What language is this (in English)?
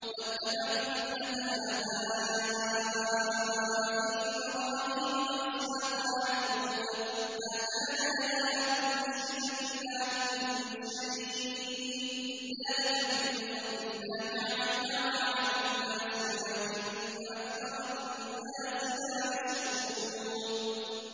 Arabic